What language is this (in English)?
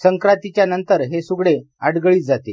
Marathi